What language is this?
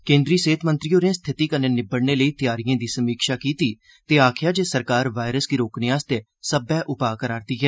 Dogri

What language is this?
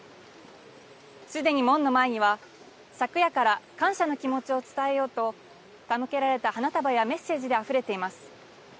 Japanese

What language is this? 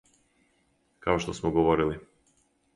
Serbian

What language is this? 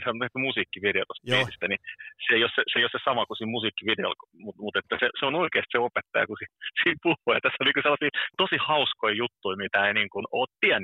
Finnish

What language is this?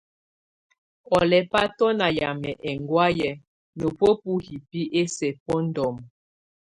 Tunen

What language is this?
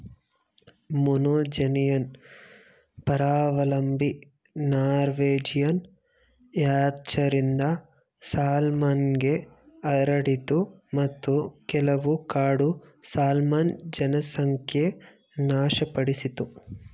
Kannada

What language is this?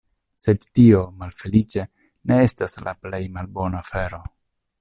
Esperanto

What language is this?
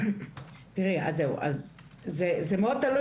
Hebrew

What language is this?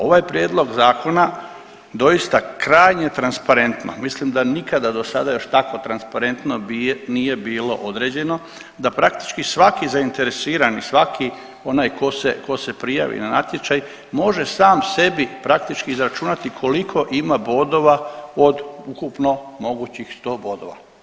Croatian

